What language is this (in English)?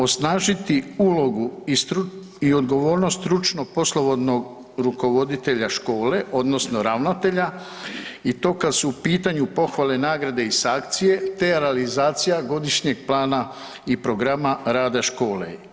Croatian